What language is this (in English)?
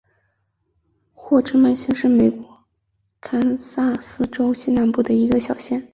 Chinese